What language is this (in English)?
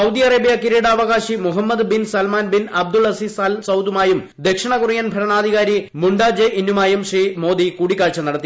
Malayalam